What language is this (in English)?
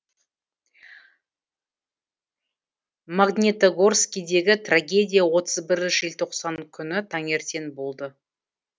Kazakh